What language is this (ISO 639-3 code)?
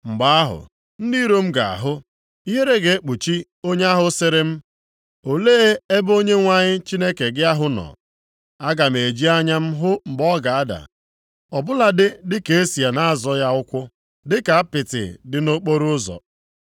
ibo